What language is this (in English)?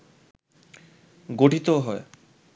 Bangla